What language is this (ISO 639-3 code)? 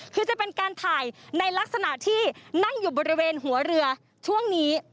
tha